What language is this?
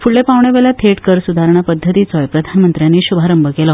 Konkani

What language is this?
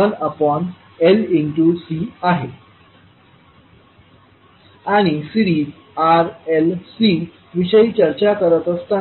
Marathi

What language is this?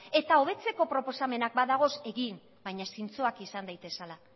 Basque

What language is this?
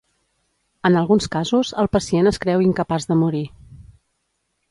Catalan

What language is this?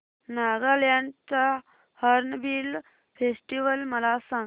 Marathi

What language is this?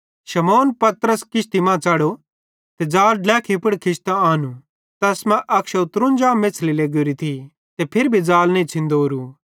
Bhadrawahi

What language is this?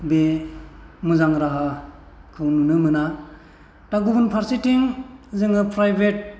Bodo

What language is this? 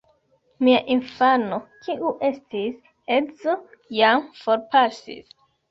Esperanto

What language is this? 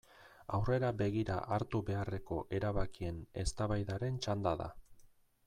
Basque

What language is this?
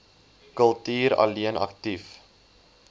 Afrikaans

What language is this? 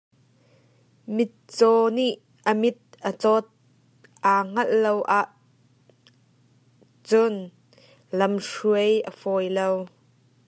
Hakha Chin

